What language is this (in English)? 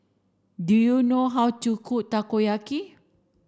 English